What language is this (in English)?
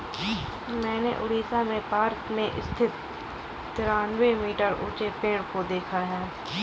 Hindi